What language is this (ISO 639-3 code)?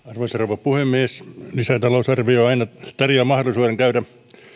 fin